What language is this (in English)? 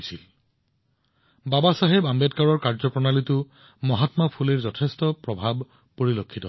Assamese